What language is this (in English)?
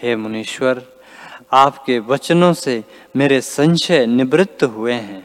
Hindi